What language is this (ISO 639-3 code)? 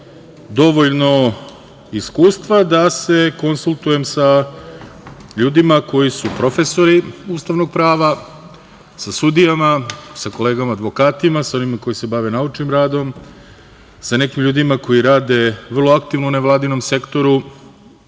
srp